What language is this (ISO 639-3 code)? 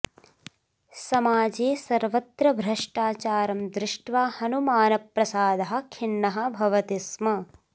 san